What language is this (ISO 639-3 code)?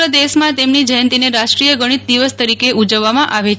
guj